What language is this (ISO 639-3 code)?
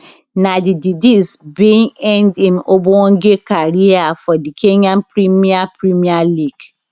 pcm